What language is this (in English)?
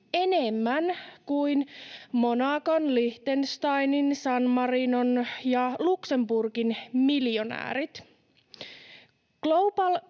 Finnish